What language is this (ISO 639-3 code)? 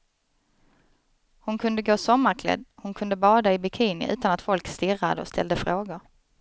swe